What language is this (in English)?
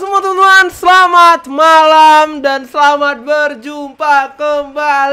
Indonesian